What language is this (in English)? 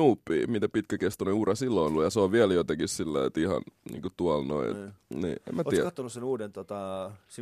Finnish